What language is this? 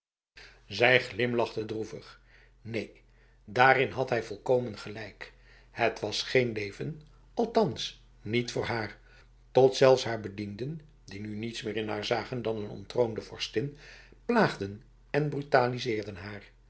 Dutch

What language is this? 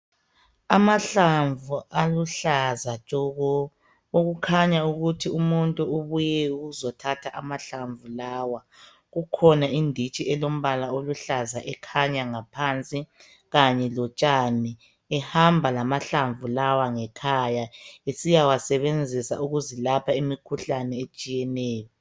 North Ndebele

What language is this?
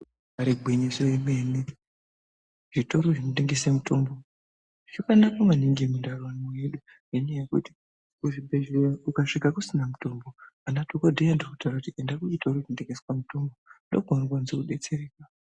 Ndau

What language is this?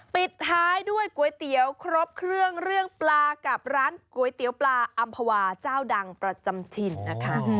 Thai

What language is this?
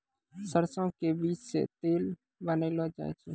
Maithili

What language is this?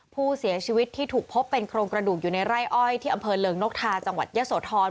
Thai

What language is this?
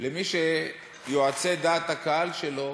Hebrew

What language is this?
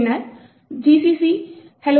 Tamil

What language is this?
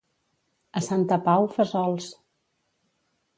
Catalan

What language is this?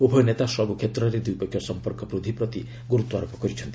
Odia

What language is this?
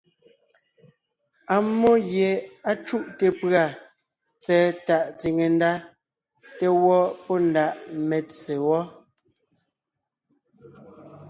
Ngiemboon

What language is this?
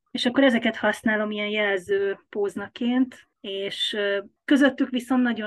Hungarian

